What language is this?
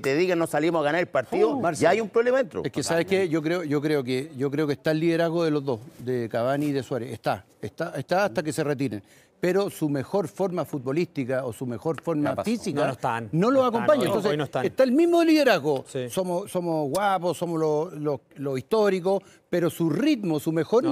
Spanish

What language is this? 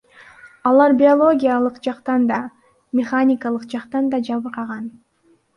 Kyrgyz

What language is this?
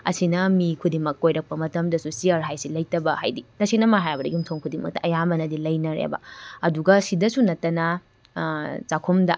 Manipuri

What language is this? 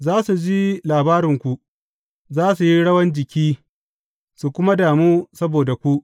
Hausa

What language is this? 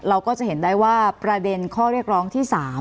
Thai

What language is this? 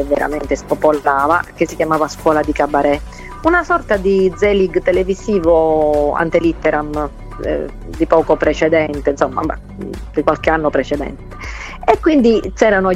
Italian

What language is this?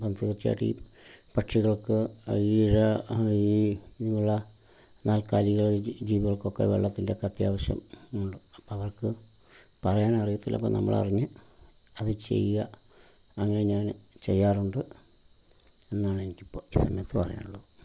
Malayalam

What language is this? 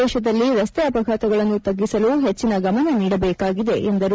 Kannada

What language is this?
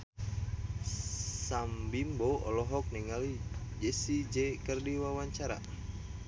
Sundanese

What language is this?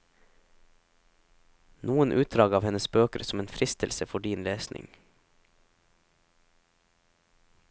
Norwegian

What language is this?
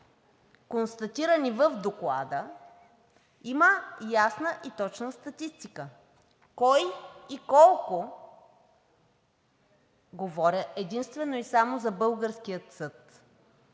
Bulgarian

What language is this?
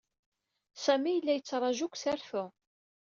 Kabyle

